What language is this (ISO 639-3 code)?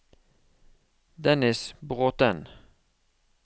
nor